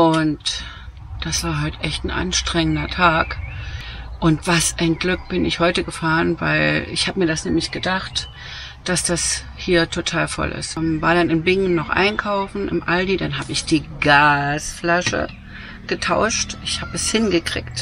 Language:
German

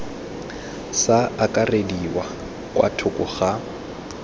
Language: Tswana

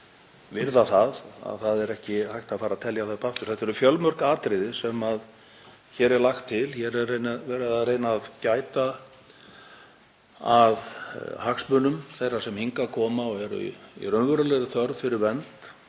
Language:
Icelandic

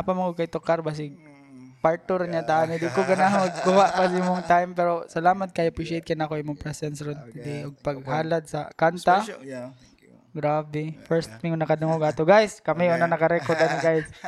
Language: Filipino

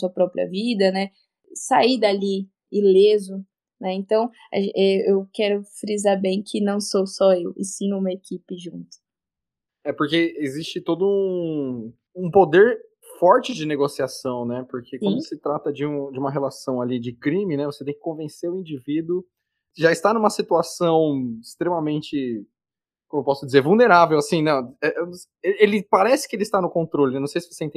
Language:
Portuguese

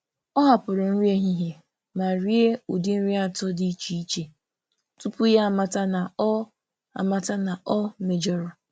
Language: Igbo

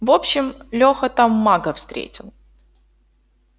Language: Russian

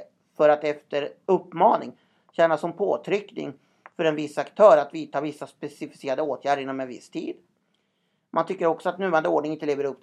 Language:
Swedish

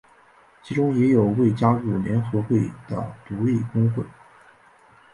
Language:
Chinese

